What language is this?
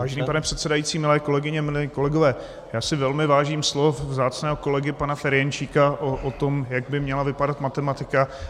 Czech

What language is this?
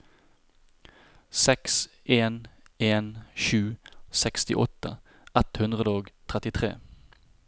Norwegian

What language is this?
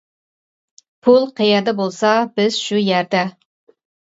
Uyghur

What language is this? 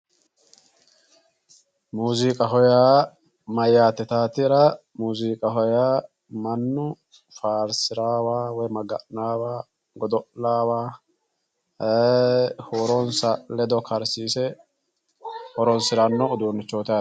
Sidamo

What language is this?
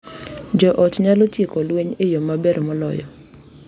Luo (Kenya and Tanzania)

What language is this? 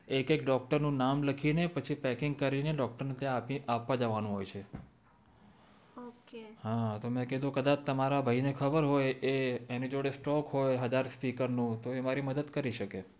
Gujarati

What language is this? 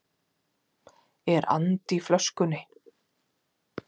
Icelandic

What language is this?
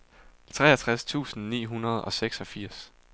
Danish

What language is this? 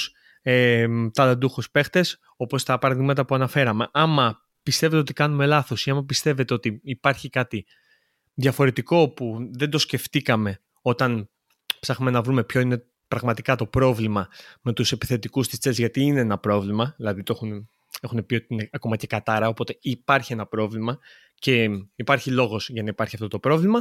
Greek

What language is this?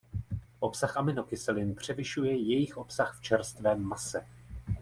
Czech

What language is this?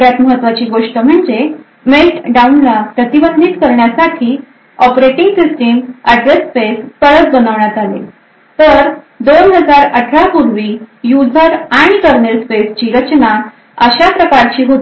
Marathi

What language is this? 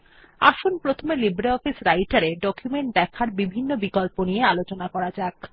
Bangla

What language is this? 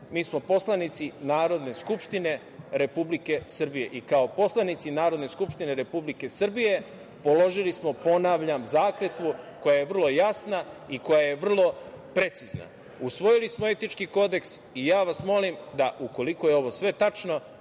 Serbian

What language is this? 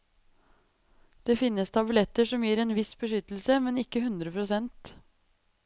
Norwegian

